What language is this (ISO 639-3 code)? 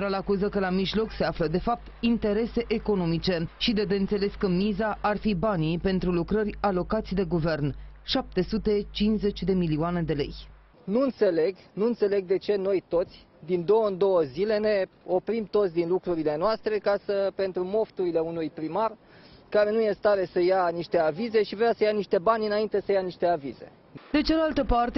ron